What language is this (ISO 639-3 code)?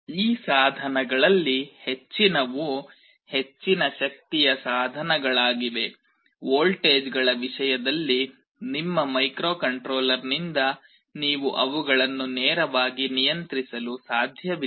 kan